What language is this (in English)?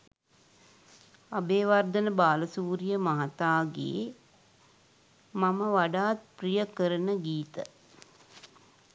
Sinhala